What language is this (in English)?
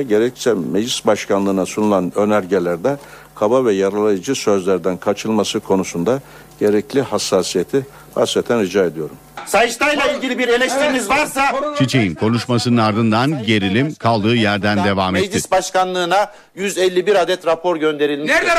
Turkish